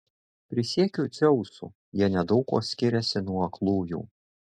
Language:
Lithuanian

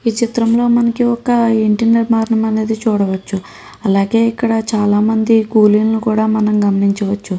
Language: Telugu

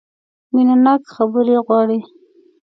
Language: Pashto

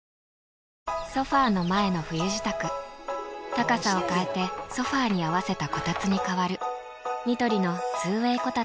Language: Japanese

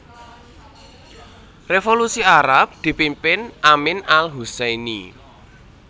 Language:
Javanese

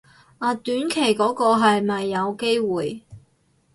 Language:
Cantonese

